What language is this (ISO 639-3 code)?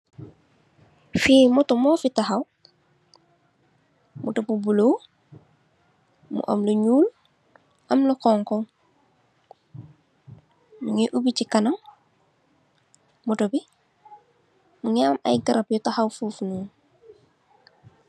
wol